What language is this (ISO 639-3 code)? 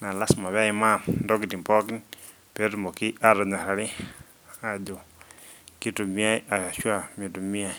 mas